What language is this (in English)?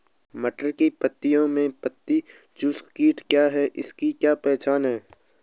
Hindi